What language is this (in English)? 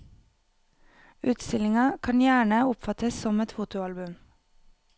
Norwegian